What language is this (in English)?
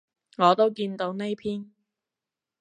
Cantonese